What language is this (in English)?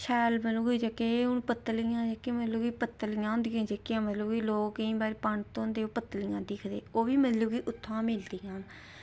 Dogri